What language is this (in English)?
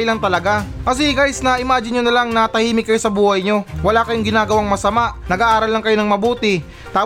Filipino